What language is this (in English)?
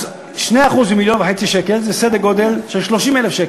Hebrew